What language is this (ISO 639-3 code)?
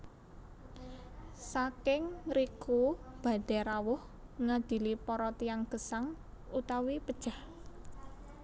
jav